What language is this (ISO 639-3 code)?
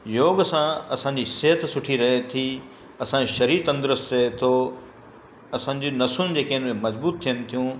snd